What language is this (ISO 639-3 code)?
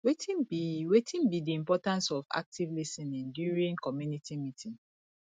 pcm